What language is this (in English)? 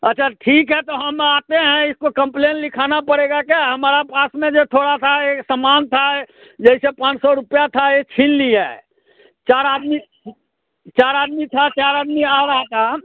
Hindi